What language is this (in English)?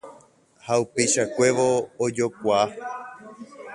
Guarani